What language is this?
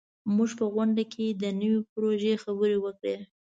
Pashto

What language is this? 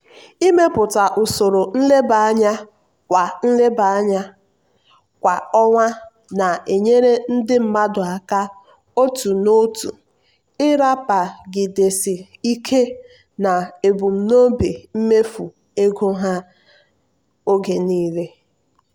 Igbo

